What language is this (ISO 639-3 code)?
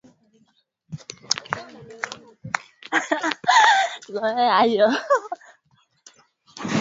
swa